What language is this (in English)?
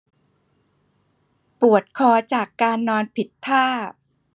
Thai